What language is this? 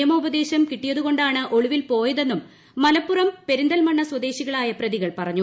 Malayalam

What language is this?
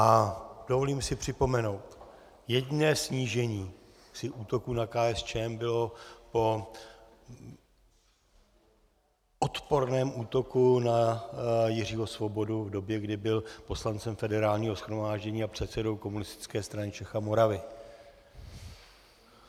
Czech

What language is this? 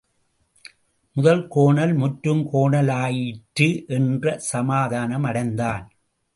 Tamil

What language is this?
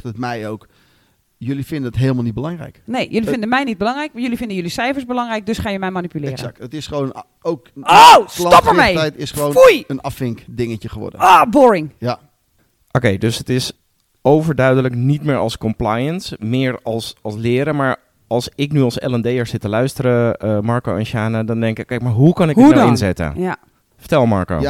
Dutch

